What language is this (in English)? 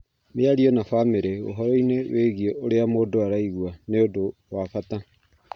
Kikuyu